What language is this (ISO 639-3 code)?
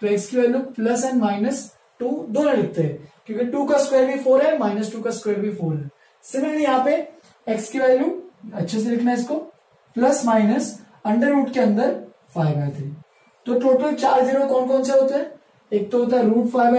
hin